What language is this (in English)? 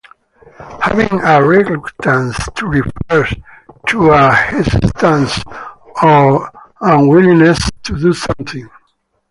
English